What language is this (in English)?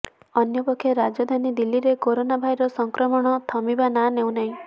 Odia